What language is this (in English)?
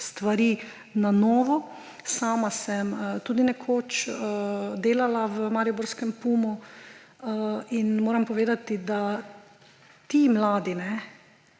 Slovenian